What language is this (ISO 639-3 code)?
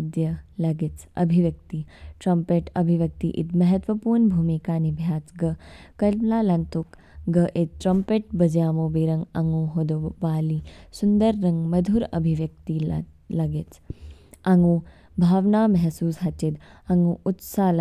kfk